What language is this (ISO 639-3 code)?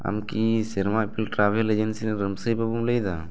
sat